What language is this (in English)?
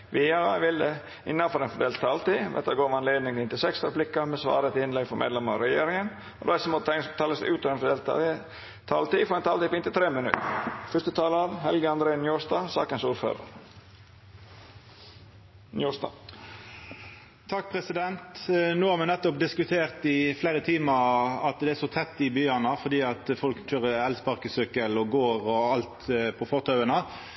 Norwegian Nynorsk